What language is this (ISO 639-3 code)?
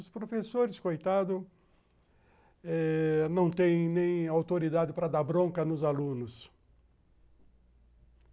por